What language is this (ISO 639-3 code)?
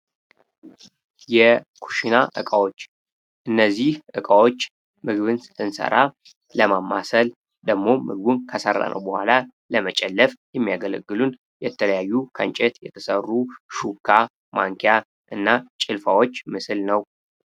amh